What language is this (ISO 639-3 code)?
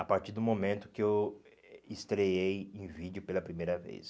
por